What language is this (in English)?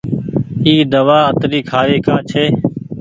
Goaria